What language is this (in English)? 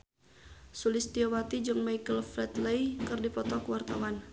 Sundanese